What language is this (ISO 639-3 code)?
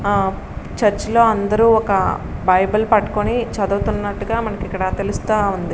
tel